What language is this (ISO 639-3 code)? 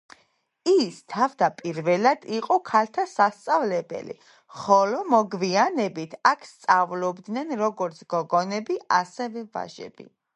kat